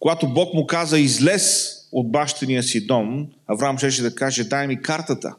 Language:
Bulgarian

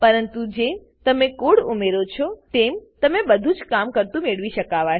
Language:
Gujarati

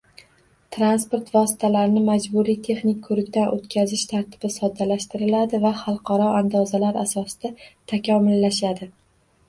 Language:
Uzbek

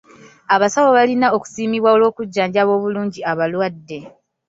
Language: Ganda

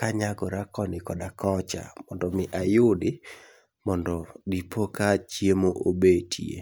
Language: Luo (Kenya and Tanzania)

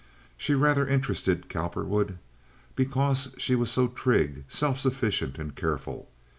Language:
English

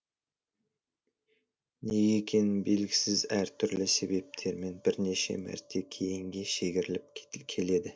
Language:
Kazakh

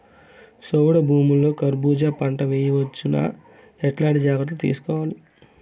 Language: Telugu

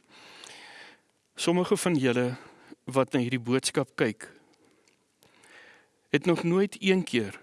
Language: Dutch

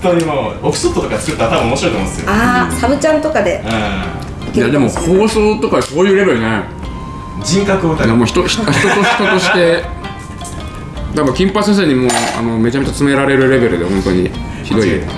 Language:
Japanese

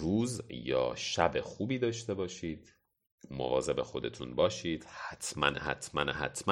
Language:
Persian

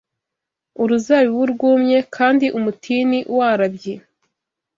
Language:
Kinyarwanda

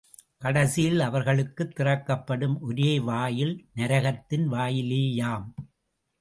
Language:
Tamil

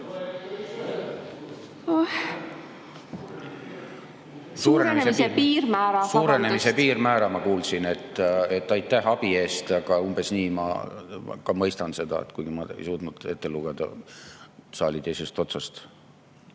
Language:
Estonian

